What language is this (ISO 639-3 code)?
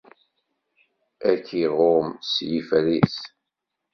kab